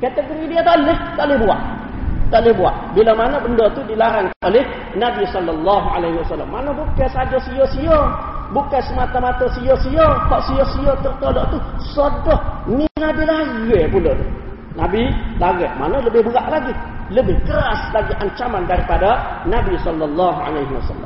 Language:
Malay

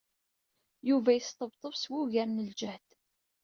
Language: Kabyle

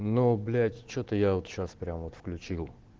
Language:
Russian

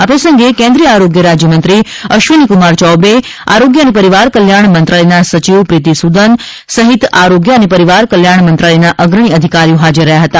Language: Gujarati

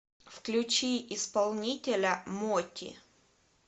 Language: Russian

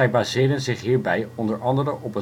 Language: Dutch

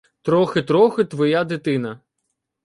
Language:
Ukrainian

